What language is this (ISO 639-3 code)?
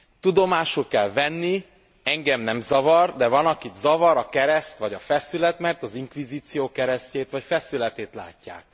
hun